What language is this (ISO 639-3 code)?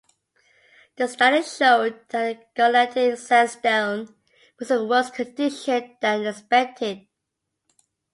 eng